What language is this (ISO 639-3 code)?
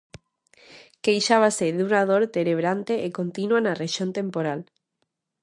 glg